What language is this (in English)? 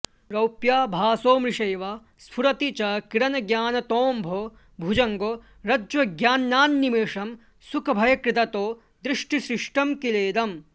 Sanskrit